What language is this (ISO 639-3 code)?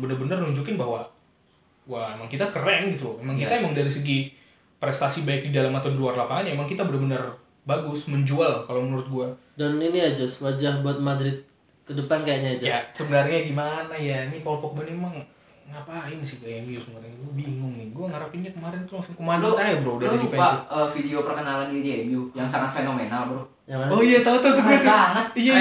ind